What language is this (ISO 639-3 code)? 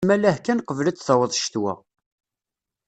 kab